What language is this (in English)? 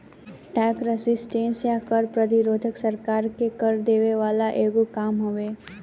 Bhojpuri